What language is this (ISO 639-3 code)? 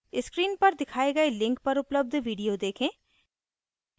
hin